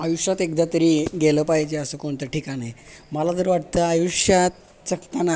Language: Marathi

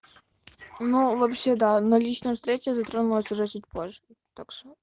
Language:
Russian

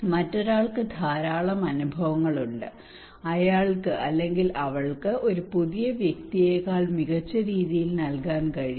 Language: Malayalam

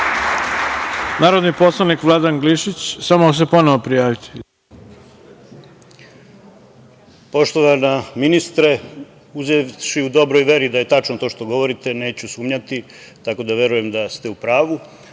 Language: Serbian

